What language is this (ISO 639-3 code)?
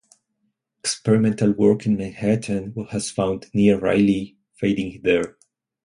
eng